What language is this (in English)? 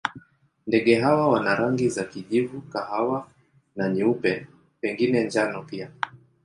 Swahili